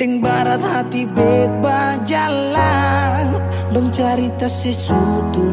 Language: Indonesian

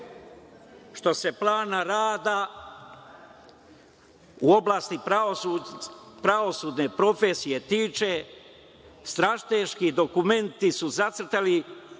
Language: Serbian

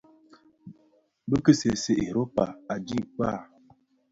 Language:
Bafia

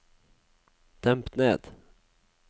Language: Norwegian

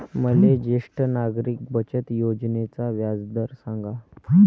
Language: Marathi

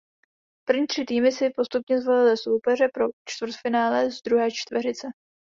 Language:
Czech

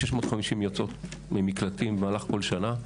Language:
Hebrew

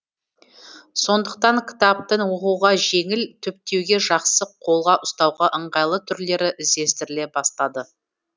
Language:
Kazakh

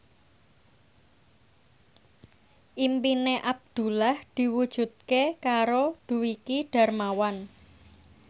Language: Javanese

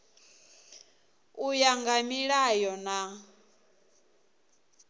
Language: Venda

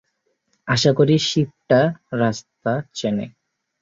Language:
Bangla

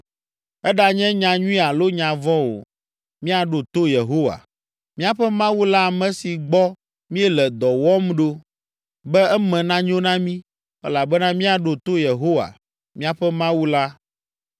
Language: Ewe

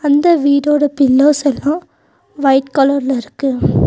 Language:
Tamil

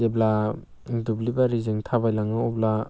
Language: Bodo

